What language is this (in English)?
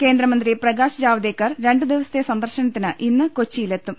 Malayalam